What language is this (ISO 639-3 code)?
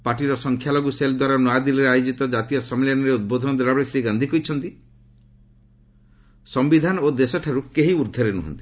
ori